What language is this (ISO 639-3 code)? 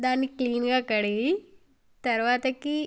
tel